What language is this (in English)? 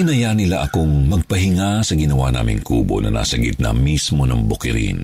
Filipino